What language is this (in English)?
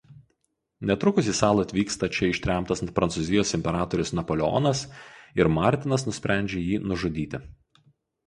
Lithuanian